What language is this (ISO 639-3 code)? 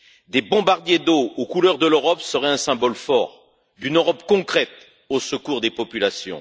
fra